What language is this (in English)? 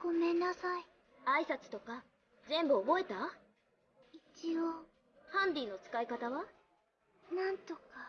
Japanese